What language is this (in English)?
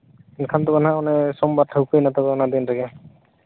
Santali